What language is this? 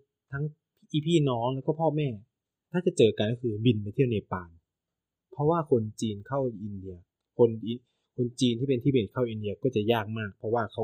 Thai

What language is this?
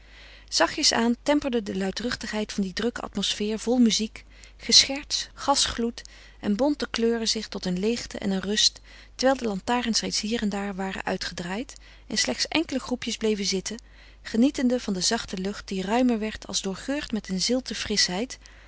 Dutch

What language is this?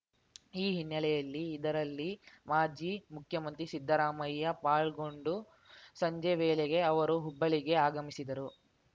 Kannada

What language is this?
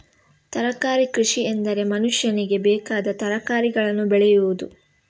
Kannada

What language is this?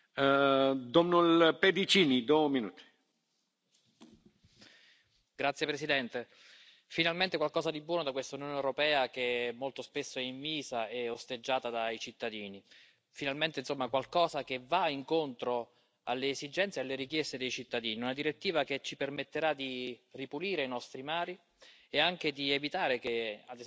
Italian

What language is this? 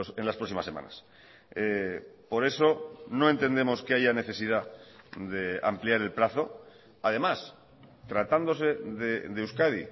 Spanish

